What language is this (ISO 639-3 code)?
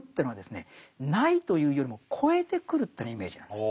jpn